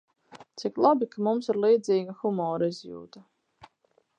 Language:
Latvian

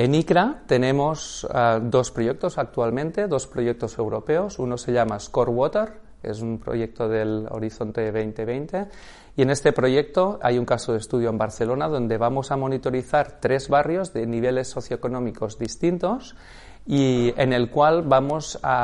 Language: Spanish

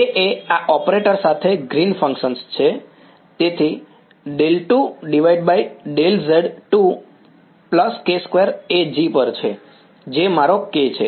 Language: Gujarati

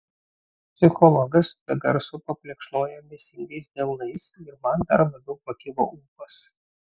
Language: Lithuanian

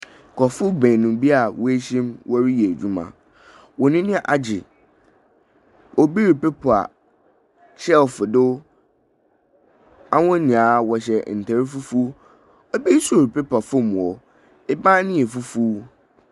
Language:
Akan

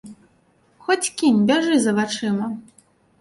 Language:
Belarusian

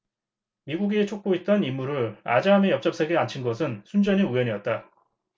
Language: Korean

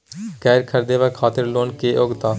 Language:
Maithili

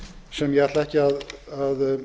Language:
Icelandic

